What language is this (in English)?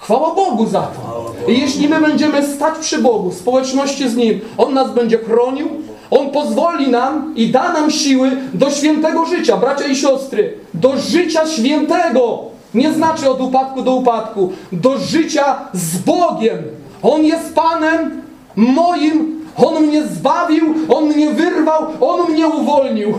Polish